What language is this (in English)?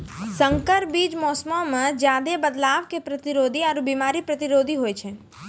Maithili